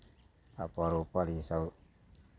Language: Maithili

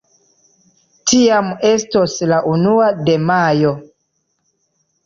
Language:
Esperanto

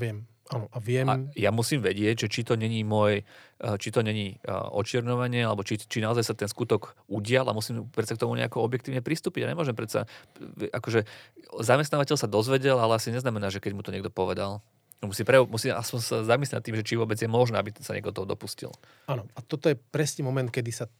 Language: Slovak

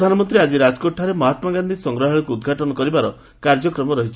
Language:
Odia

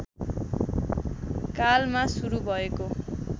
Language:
Nepali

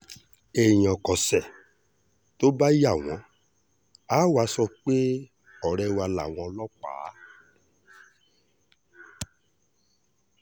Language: Yoruba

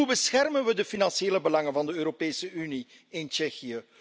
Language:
Dutch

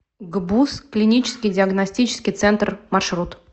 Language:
Russian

